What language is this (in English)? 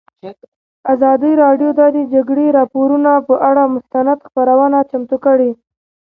Pashto